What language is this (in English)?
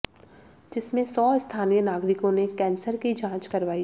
Hindi